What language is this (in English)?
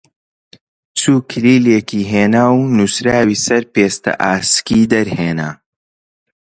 Central Kurdish